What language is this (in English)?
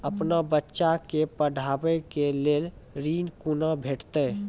Maithili